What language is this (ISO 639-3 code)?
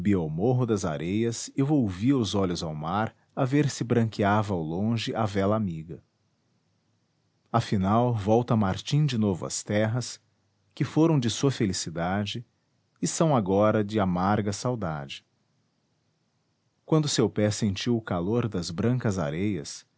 por